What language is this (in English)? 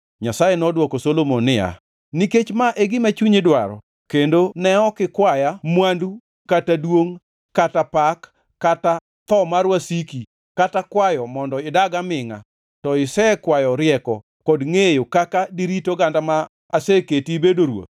Luo (Kenya and Tanzania)